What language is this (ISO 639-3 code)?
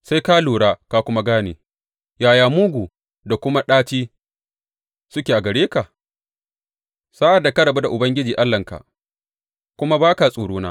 hau